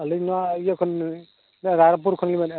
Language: Santali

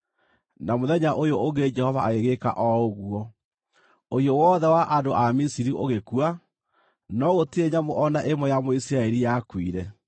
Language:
Kikuyu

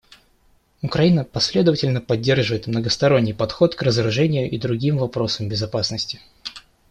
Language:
Russian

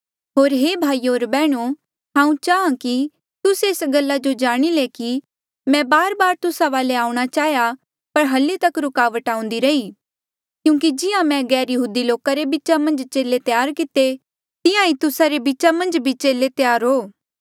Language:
Mandeali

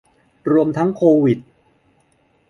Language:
Thai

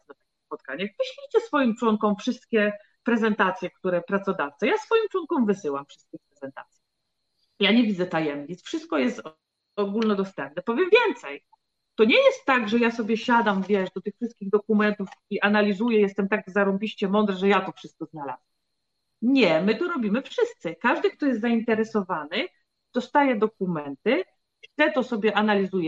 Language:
Polish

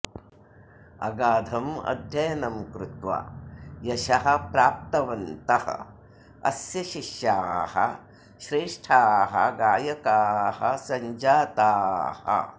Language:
Sanskrit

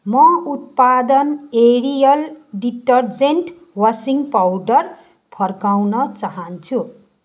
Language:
Nepali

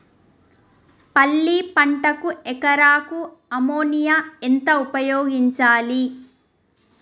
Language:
Telugu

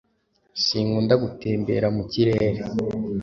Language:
Kinyarwanda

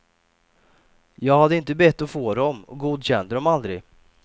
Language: Swedish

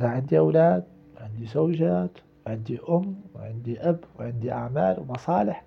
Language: Arabic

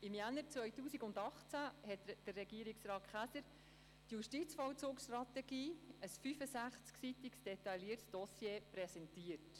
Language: Swiss German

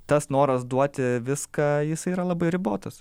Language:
Lithuanian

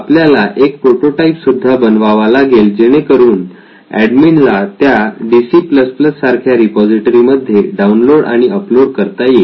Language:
Marathi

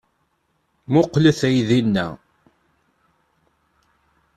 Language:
Kabyle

